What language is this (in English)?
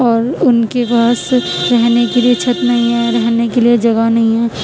Urdu